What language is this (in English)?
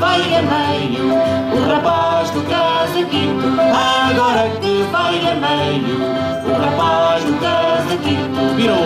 Portuguese